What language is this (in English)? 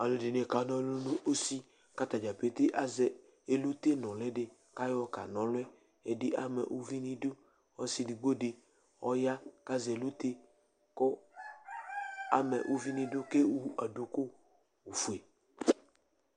Ikposo